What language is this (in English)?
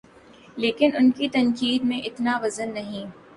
Urdu